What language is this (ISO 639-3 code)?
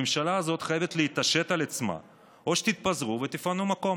heb